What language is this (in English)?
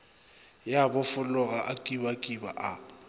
Northern Sotho